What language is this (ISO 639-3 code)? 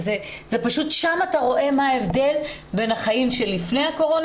heb